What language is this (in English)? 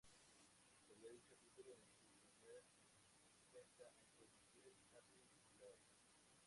Spanish